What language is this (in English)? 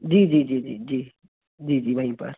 Hindi